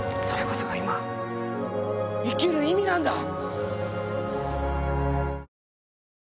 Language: Japanese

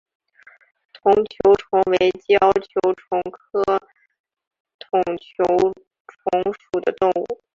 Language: Chinese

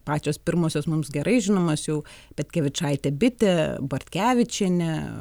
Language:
Lithuanian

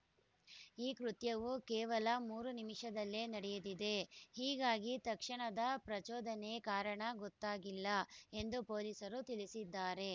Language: Kannada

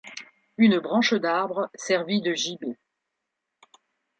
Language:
French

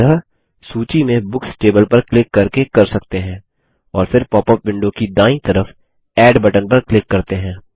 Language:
Hindi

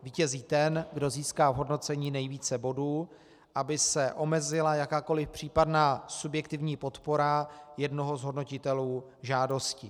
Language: Czech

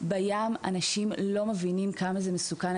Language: Hebrew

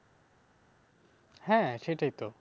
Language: Bangla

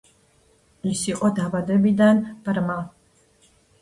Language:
Georgian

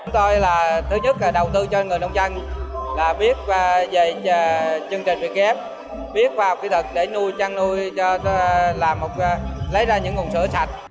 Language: Vietnamese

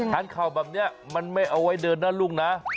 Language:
Thai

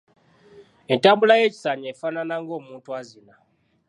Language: Ganda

